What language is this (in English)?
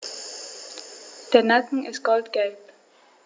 German